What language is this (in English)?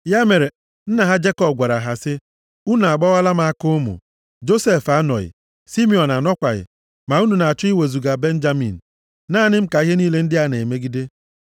Igbo